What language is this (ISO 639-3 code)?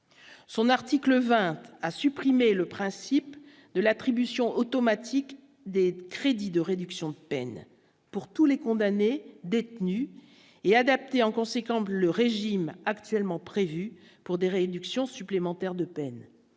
fra